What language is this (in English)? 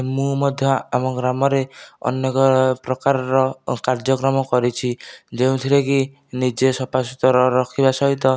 Odia